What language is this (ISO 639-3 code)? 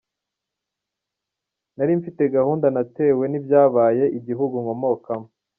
kin